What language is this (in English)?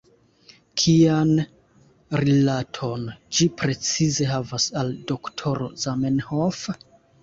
Esperanto